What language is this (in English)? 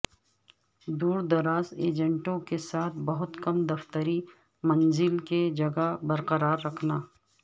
Urdu